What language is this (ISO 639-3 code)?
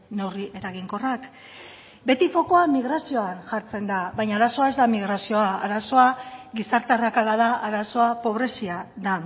eus